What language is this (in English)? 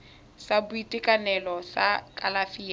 Tswana